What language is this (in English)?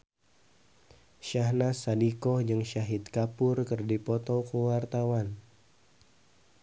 Sundanese